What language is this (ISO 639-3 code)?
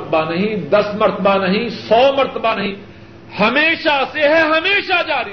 urd